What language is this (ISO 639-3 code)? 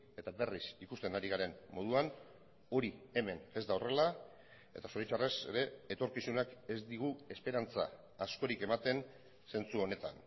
eus